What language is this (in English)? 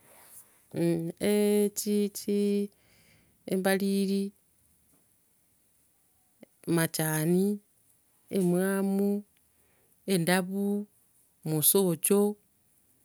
Gusii